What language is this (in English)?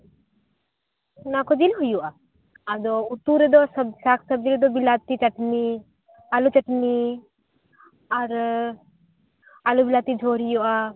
Santali